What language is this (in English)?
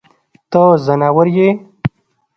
Pashto